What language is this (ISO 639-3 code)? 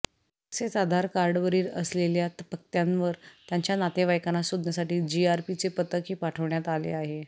mar